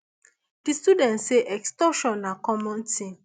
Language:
Nigerian Pidgin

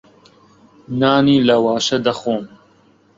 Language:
Central Kurdish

